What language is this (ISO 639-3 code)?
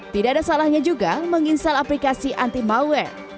ind